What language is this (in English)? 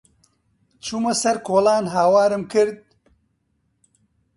Central Kurdish